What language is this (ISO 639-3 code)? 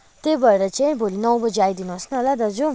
nep